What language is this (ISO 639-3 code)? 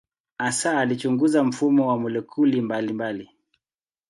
swa